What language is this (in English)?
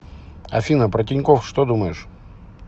Russian